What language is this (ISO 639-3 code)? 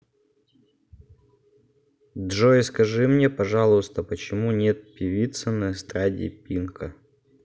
rus